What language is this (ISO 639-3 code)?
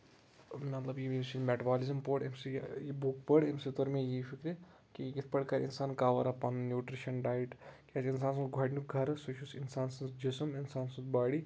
kas